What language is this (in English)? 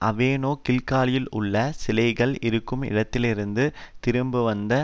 Tamil